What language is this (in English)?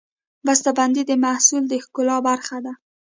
Pashto